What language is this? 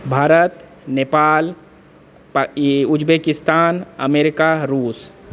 Maithili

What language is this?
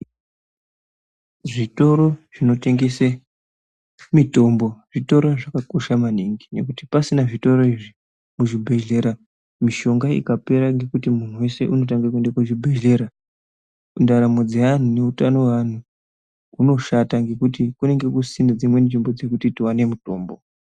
Ndau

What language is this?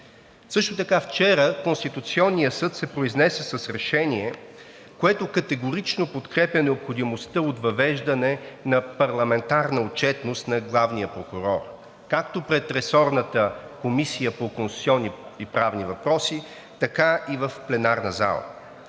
Bulgarian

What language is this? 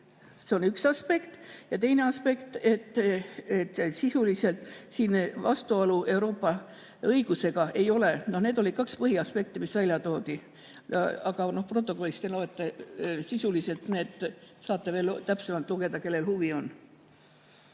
Estonian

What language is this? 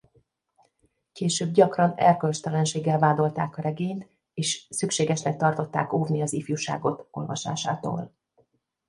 Hungarian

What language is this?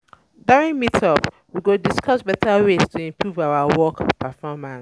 Nigerian Pidgin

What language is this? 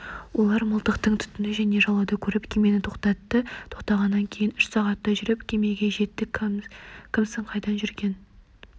Kazakh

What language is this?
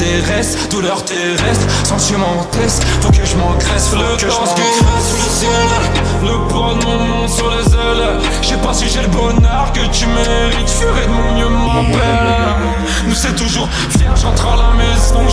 French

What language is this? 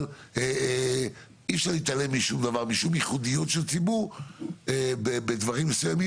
Hebrew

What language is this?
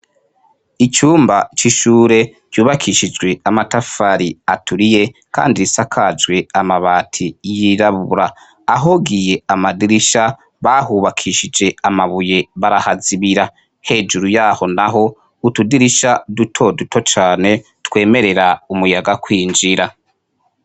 Rundi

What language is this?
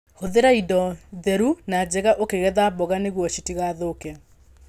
Kikuyu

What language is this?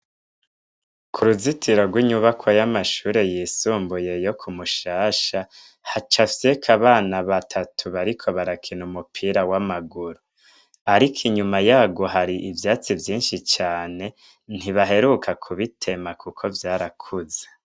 Rundi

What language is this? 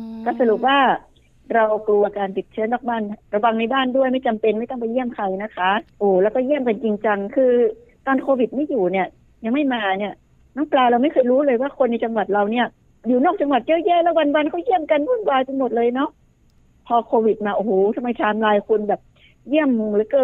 Thai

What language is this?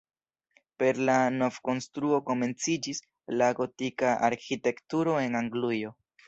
Esperanto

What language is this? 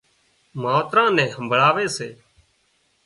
Wadiyara Koli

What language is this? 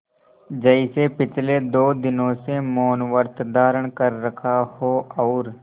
Hindi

